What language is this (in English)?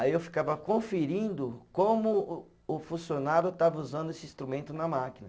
Portuguese